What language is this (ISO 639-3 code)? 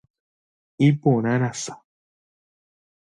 grn